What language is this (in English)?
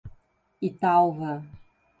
Portuguese